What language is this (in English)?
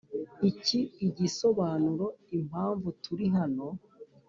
Kinyarwanda